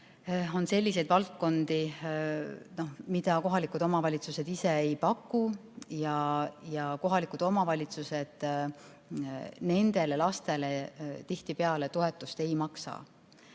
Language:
Estonian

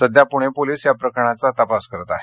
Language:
Marathi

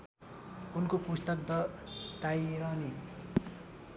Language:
Nepali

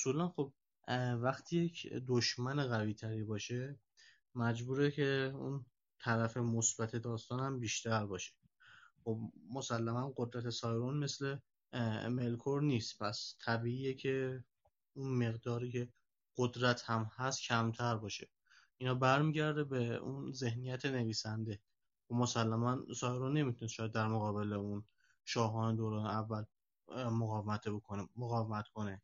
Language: Persian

